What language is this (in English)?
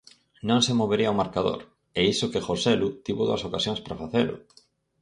Galician